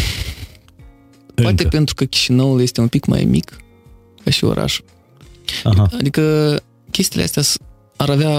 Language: Romanian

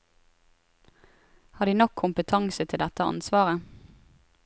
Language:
Norwegian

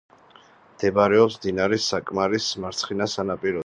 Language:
Georgian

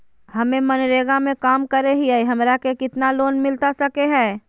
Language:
Magahi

